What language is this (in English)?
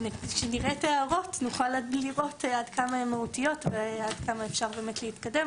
Hebrew